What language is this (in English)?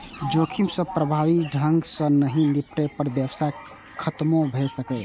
Maithili